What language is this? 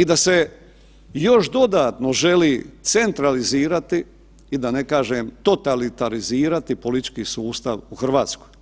Croatian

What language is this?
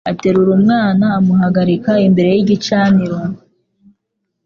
Kinyarwanda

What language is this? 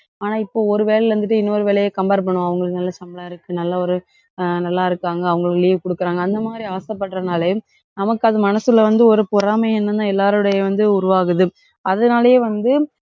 Tamil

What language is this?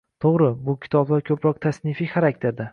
Uzbek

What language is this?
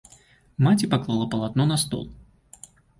Belarusian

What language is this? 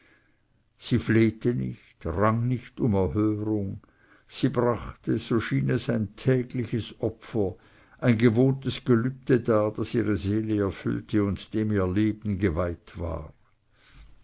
German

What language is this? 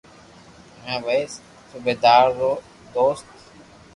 Loarki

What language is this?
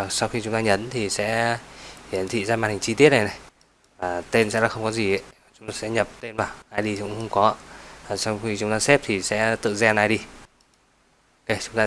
Vietnamese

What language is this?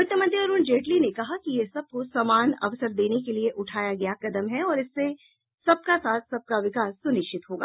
Hindi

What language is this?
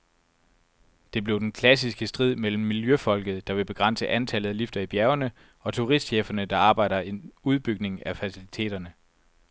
Danish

